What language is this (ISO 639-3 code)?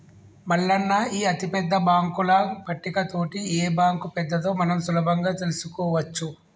tel